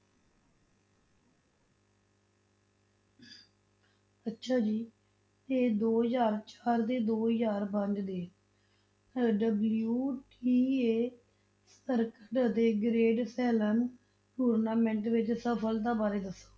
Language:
Punjabi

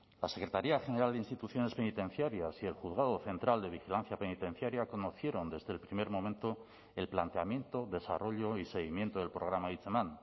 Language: Spanish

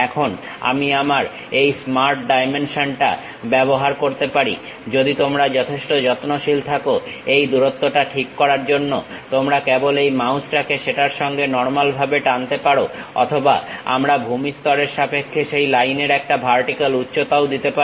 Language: Bangla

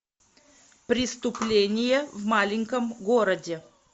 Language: Russian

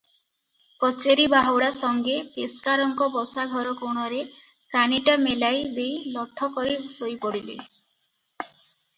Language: Odia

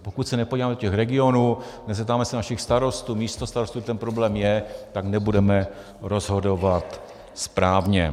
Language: Czech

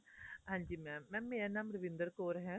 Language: Punjabi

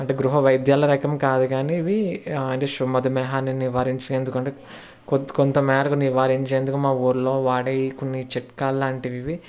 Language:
Telugu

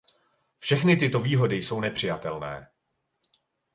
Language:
Czech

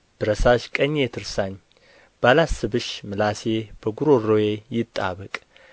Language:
Amharic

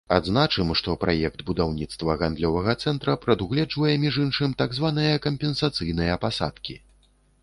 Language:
Belarusian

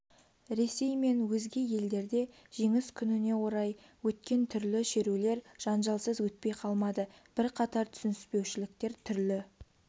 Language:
Kazakh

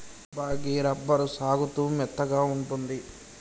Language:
Telugu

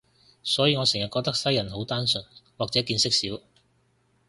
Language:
Cantonese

